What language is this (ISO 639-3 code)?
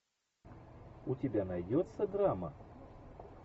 rus